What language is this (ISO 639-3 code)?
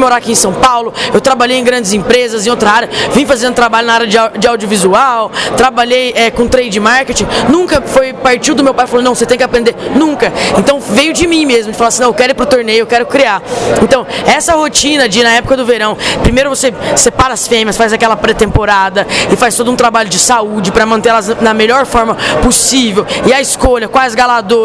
por